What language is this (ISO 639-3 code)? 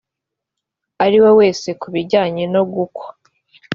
kin